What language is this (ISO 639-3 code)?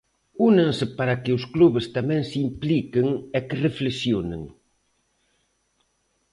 glg